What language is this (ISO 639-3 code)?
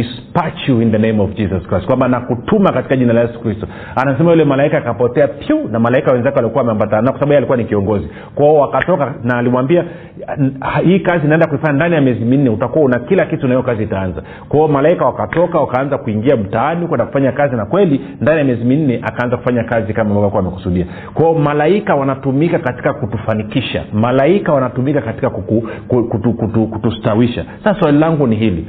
swa